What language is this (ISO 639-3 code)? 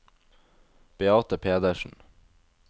nor